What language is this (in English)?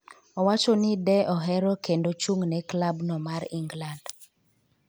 Luo (Kenya and Tanzania)